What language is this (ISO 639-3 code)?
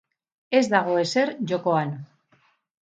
eus